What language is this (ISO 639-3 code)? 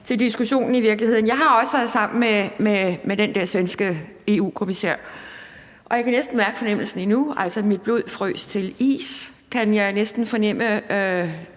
dan